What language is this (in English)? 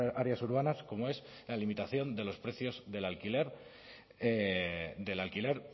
Spanish